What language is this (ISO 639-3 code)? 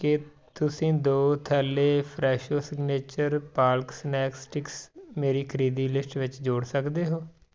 pan